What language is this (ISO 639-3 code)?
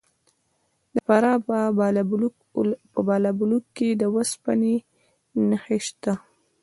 pus